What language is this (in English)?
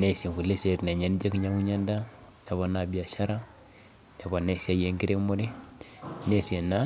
Masai